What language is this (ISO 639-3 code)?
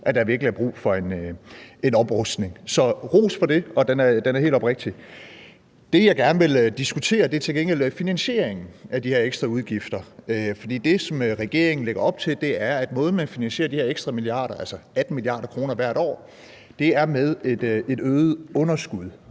dan